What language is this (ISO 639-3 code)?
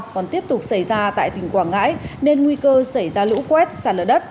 vie